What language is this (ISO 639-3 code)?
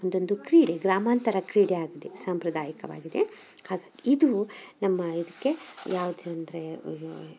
kan